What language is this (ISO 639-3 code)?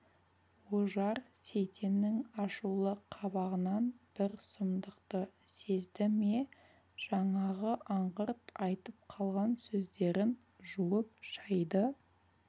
kaz